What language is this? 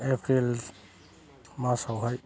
Bodo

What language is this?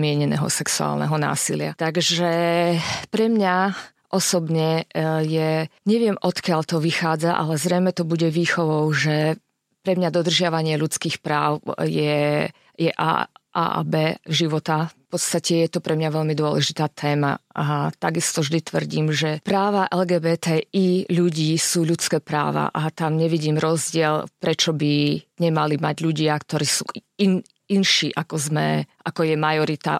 Slovak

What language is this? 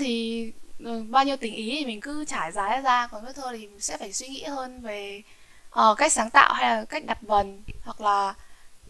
Vietnamese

